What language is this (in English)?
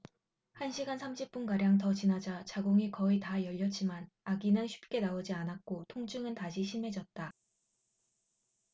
Korean